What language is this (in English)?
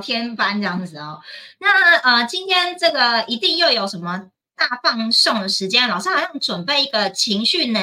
Chinese